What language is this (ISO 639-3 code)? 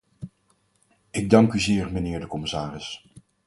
nld